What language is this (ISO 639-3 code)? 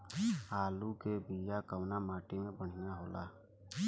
bho